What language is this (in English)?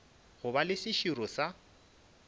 Northern Sotho